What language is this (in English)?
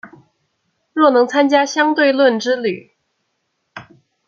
Chinese